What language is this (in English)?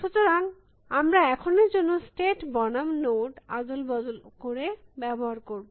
Bangla